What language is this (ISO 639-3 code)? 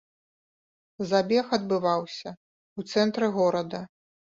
bel